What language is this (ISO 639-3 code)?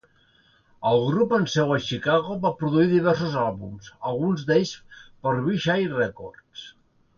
cat